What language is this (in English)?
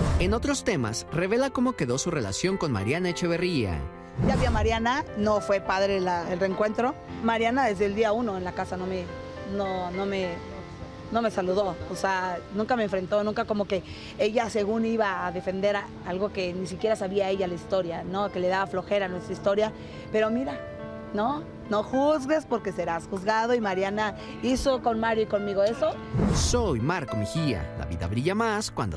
Spanish